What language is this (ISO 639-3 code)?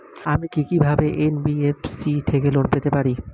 ben